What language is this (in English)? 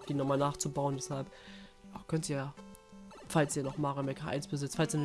German